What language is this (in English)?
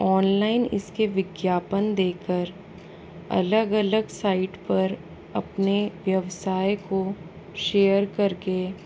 Hindi